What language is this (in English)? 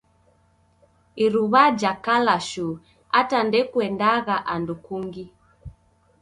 Taita